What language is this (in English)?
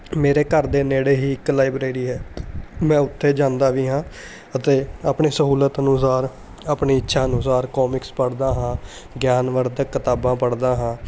Punjabi